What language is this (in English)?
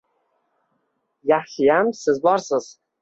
Uzbek